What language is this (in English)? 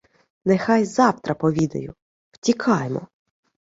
Ukrainian